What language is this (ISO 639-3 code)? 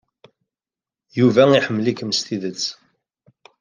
kab